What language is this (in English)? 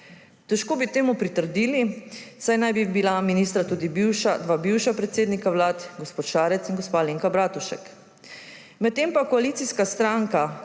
Slovenian